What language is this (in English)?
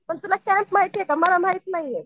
Marathi